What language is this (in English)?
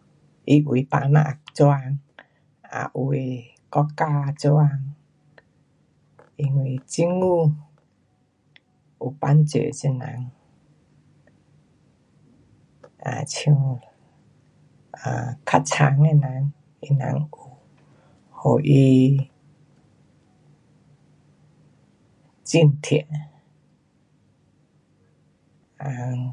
Pu-Xian Chinese